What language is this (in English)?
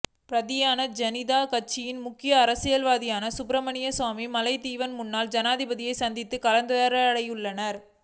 Tamil